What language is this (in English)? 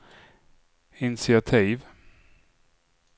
Swedish